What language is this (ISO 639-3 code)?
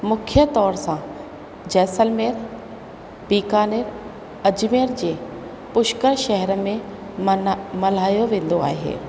snd